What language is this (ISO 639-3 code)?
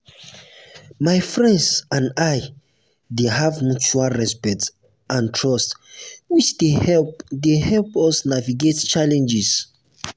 pcm